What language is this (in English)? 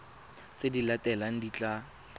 Tswana